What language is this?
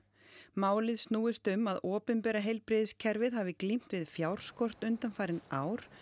Icelandic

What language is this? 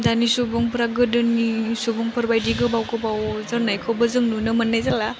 Bodo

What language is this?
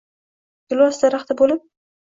Uzbek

